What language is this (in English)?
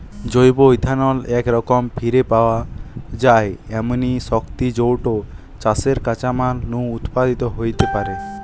Bangla